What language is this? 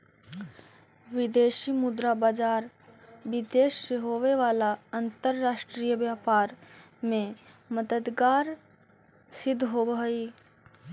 Magahi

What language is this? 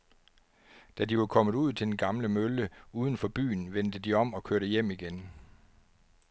Danish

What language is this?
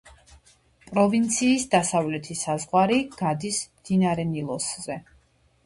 Georgian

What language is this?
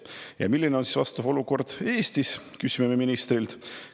Estonian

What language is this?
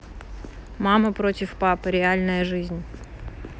Russian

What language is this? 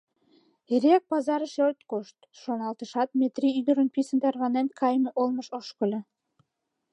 Mari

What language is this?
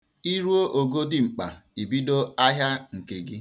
Igbo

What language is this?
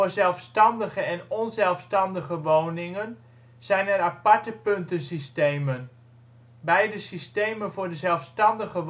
Dutch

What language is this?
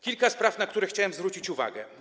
Polish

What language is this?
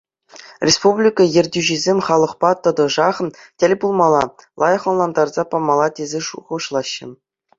Chuvash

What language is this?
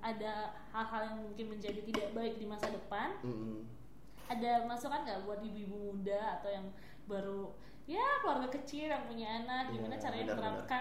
Indonesian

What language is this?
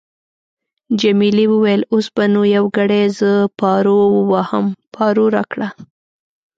Pashto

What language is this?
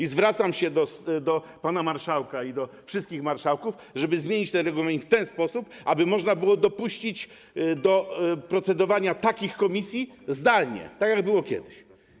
Polish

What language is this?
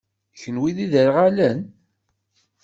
Kabyle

